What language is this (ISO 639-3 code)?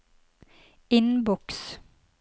nor